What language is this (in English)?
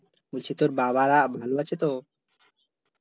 Bangla